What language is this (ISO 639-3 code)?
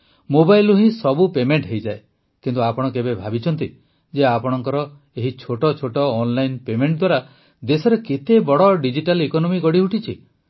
ori